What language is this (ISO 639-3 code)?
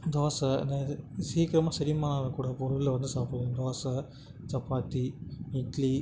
tam